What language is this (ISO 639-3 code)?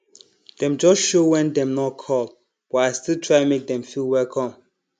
pcm